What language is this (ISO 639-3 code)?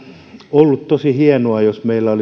fin